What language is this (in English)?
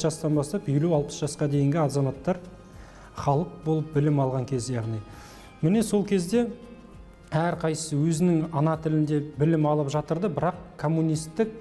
Turkish